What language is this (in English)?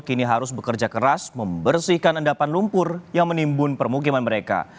Indonesian